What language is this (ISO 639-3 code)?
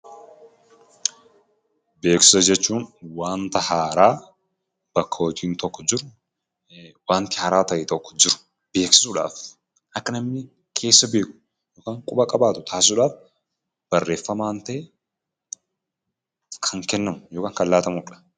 orm